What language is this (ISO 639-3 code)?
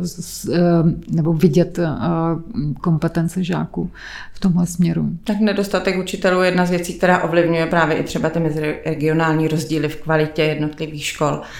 ces